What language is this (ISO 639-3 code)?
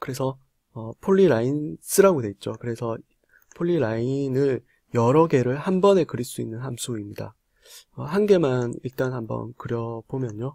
kor